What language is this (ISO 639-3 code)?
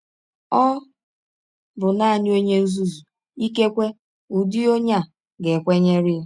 ibo